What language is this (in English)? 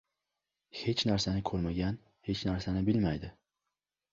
Uzbek